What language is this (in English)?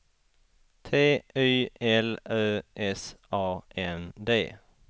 Swedish